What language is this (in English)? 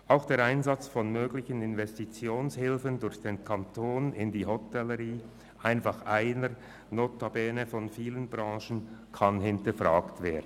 Swiss German